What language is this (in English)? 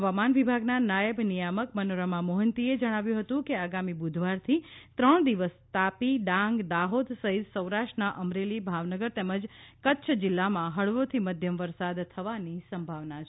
Gujarati